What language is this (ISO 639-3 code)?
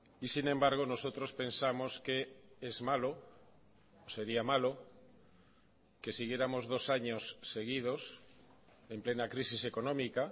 spa